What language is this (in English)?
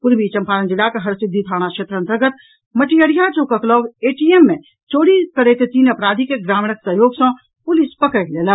Maithili